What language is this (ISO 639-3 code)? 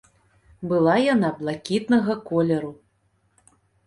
bel